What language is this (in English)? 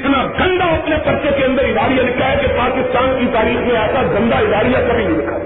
Urdu